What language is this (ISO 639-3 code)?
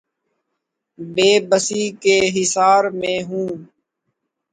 urd